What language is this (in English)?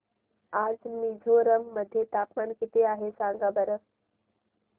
Marathi